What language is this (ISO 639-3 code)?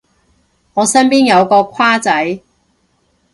yue